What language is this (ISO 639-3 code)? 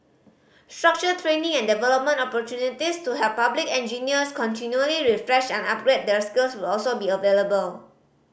eng